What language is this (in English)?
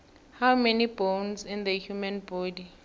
South Ndebele